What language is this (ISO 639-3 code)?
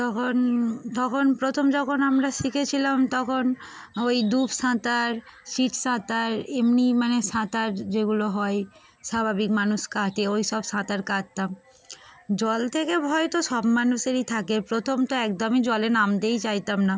ben